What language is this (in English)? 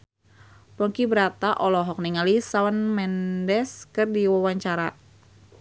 Sundanese